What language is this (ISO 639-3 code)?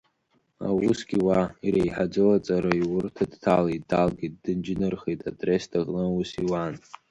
abk